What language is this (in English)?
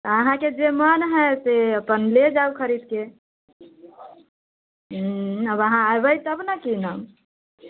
Maithili